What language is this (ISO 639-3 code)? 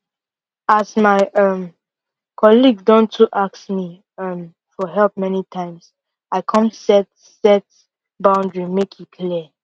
pcm